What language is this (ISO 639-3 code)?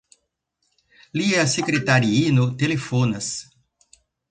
epo